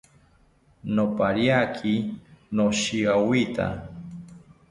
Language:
South Ucayali Ashéninka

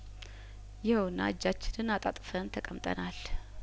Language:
Amharic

